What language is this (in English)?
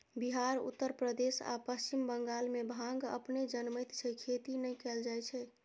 Maithili